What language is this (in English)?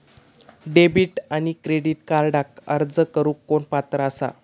Marathi